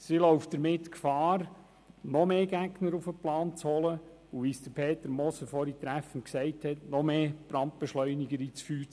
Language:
Swiss German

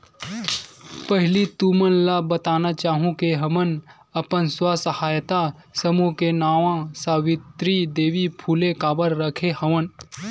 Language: Chhattisgarhi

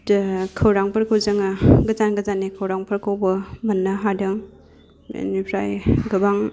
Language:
Bodo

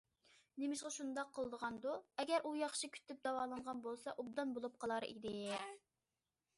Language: Uyghur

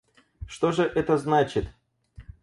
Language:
Russian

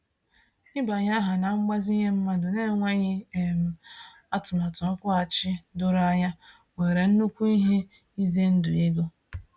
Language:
Igbo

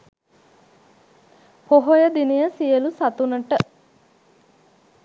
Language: Sinhala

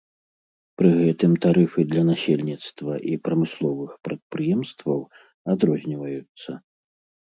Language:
Belarusian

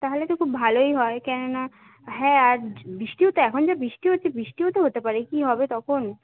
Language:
Bangla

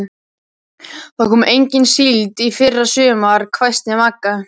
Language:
Icelandic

